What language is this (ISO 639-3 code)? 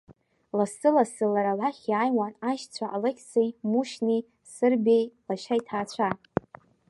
abk